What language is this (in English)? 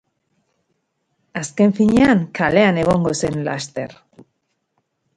Basque